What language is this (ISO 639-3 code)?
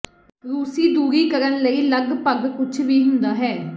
pan